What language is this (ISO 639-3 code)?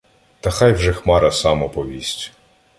ukr